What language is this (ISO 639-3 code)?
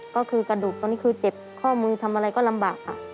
tha